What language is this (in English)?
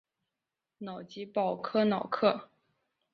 Chinese